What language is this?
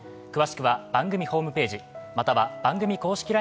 Japanese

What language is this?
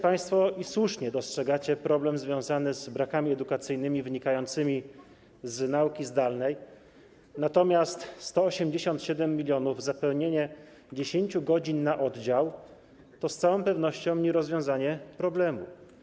Polish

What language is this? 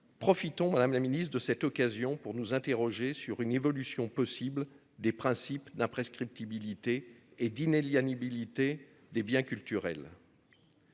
French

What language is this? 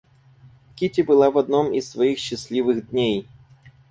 Russian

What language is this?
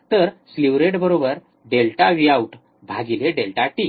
Marathi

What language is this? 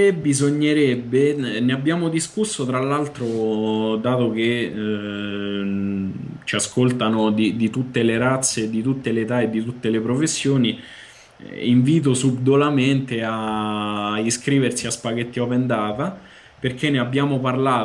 Italian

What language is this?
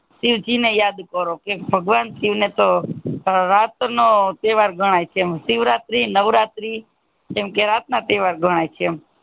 Gujarati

